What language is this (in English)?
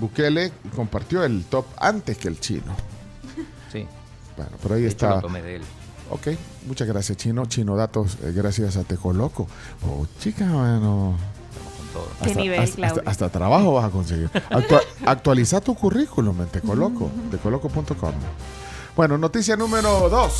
Spanish